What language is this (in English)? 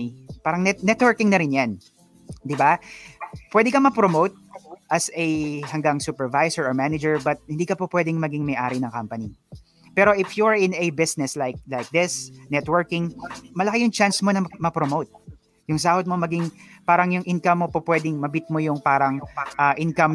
Filipino